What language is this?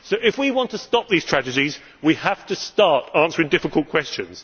English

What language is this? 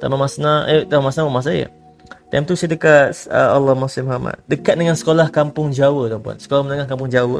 Malay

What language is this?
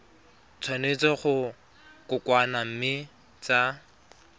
Tswana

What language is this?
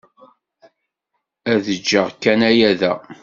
Kabyle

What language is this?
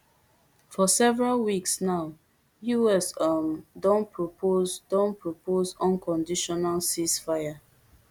Nigerian Pidgin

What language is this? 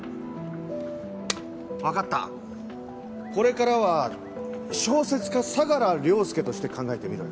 Japanese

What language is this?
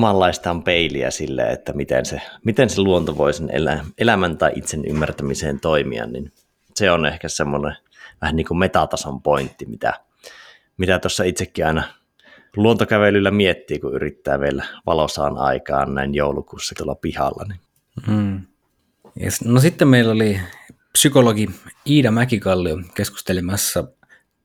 Finnish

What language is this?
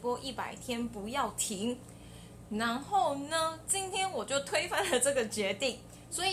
Chinese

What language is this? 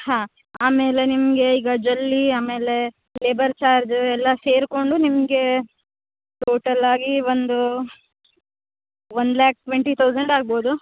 Kannada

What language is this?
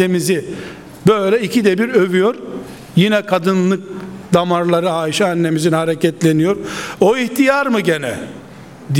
Turkish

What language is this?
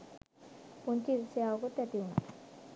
Sinhala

